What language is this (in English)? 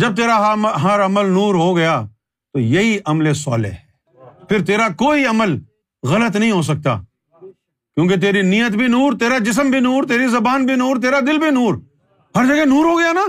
Urdu